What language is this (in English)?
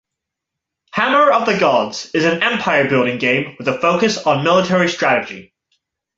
English